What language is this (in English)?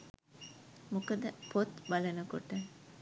Sinhala